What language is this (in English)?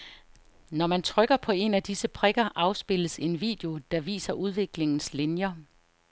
Danish